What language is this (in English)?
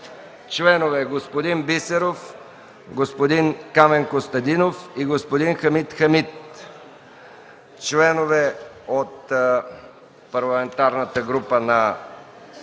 Bulgarian